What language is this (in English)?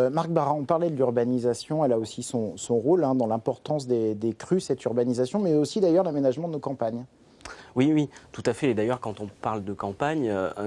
French